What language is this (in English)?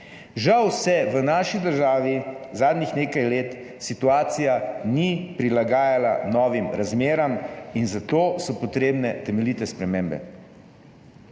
Slovenian